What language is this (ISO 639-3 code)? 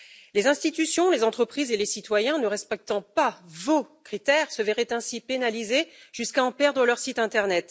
fra